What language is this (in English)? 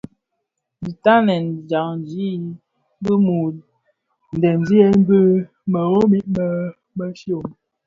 Bafia